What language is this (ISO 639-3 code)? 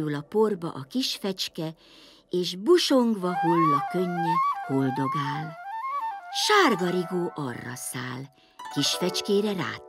hun